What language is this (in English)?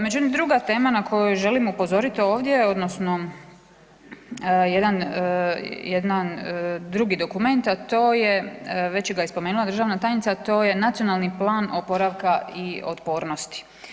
Croatian